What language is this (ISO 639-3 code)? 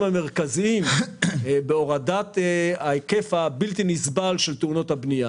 heb